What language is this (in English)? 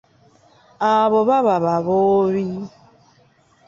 Ganda